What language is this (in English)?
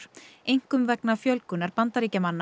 Icelandic